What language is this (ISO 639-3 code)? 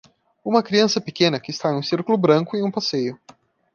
por